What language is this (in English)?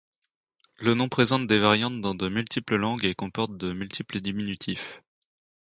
French